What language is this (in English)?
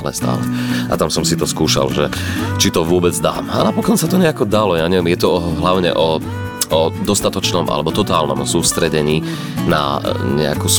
Slovak